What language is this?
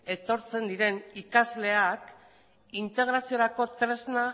Basque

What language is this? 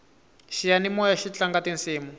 Tsonga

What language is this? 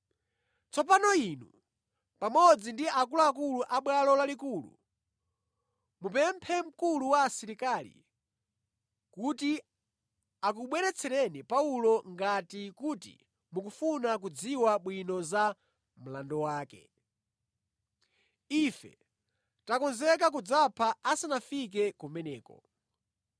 Nyanja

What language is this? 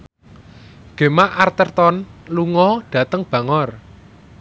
Javanese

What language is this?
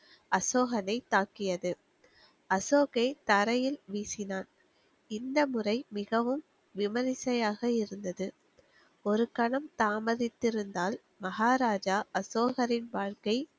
Tamil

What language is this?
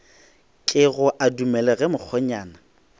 Northern Sotho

